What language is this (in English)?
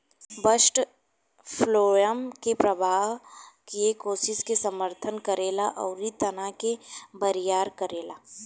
Bhojpuri